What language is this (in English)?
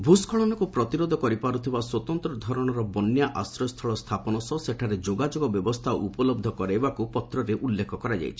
Odia